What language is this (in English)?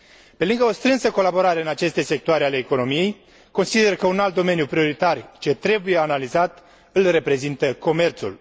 Romanian